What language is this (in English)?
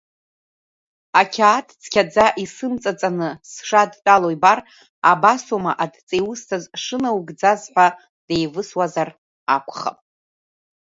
Abkhazian